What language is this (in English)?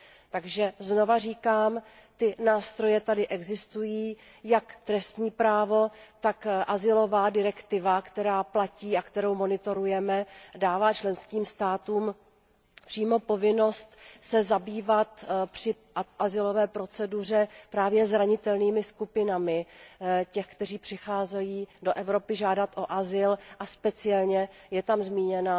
Czech